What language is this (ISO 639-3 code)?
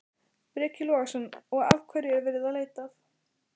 isl